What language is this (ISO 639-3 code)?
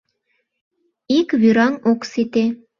chm